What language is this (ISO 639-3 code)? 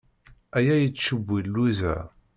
kab